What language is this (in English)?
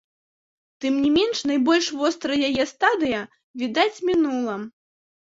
Belarusian